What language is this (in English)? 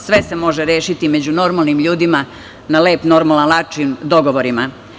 Serbian